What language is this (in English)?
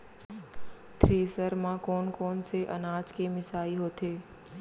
Chhattisgarhi